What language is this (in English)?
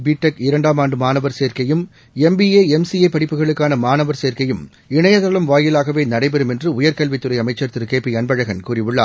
Tamil